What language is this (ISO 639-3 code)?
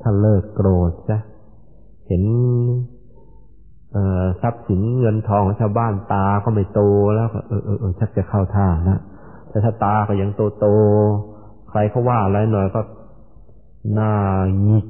tha